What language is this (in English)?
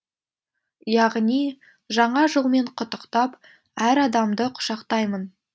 Kazakh